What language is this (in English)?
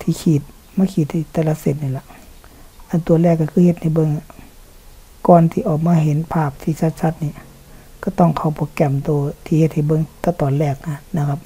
Thai